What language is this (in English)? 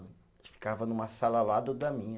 Portuguese